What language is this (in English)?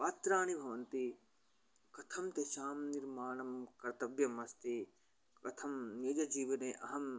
Sanskrit